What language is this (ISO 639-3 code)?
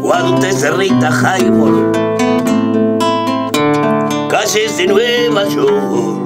spa